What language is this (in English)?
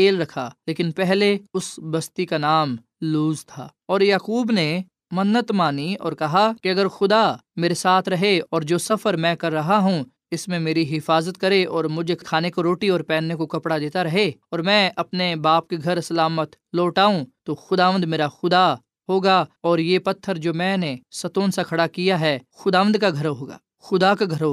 Urdu